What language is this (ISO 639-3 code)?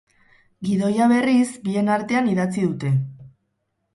eus